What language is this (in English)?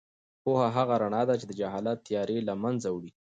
Pashto